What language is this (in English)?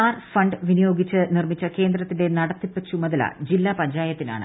Malayalam